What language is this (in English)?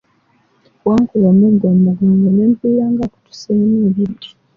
Ganda